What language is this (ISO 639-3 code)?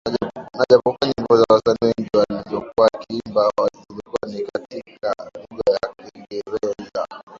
swa